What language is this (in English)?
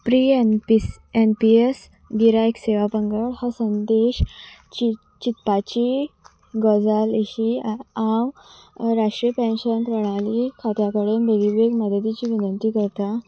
Konkani